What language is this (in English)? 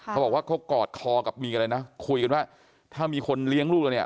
Thai